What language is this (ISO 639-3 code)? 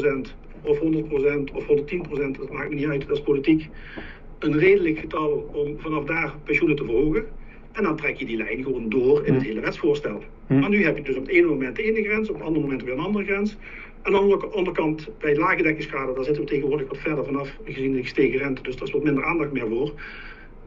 nld